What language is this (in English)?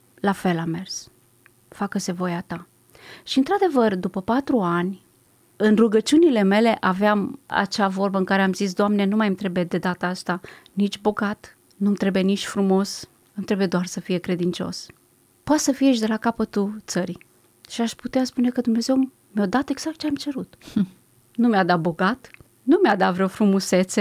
Romanian